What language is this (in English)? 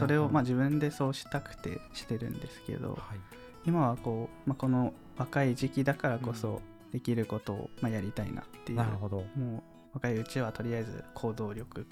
Japanese